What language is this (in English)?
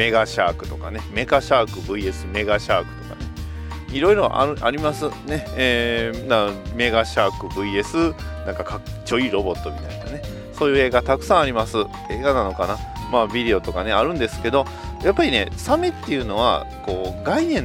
Japanese